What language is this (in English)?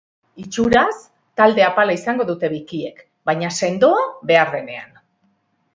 Basque